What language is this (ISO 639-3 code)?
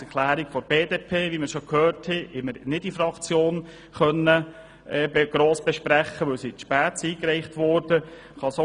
gsw